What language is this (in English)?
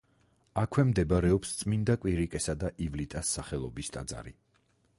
Georgian